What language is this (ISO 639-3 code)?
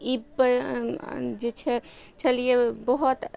mai